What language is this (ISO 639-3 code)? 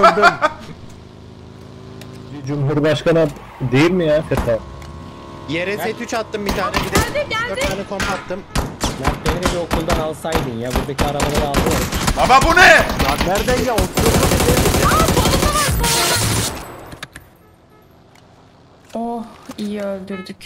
tur